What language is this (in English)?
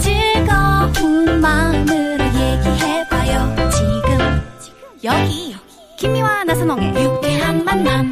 Korean